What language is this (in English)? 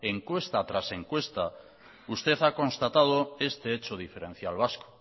Spanish